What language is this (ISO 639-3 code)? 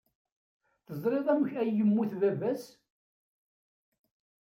kab